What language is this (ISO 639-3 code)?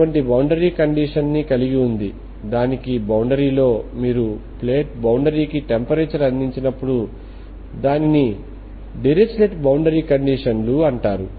tel